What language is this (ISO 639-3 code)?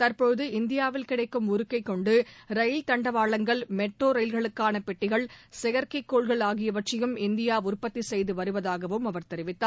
tam